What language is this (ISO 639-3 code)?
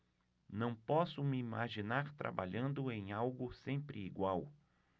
por